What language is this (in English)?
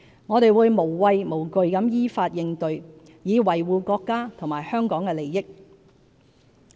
Cantonese